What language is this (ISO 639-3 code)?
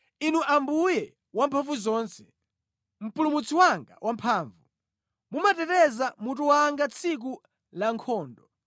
nya